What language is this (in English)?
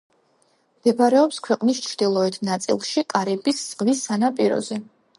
Georgian